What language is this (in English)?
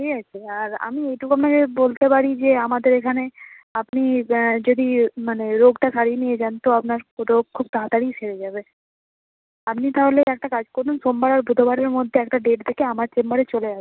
Bangla